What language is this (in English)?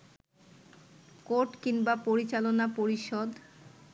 Bangla